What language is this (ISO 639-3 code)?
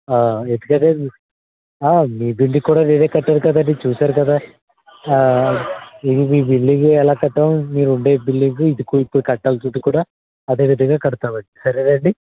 tel